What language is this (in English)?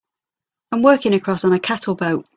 English